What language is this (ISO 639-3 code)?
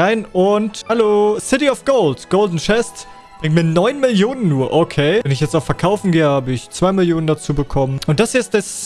deu